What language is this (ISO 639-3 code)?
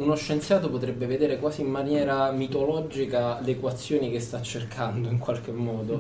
ita